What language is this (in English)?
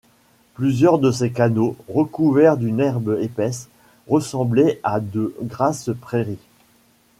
French